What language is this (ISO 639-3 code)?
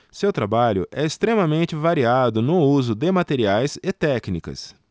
por